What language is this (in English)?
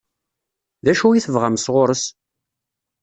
Kabyle